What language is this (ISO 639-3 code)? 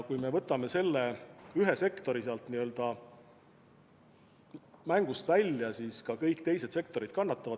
est